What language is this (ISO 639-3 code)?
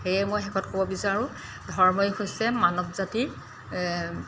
asm